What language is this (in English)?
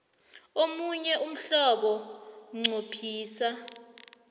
South Ndebele